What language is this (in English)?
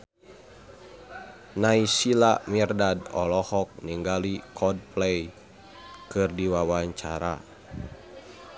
Sundanese